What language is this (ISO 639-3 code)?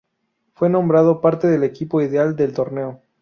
spa